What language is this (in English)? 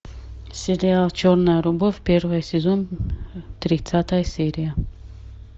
Russian